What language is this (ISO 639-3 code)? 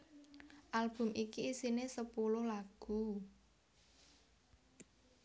jav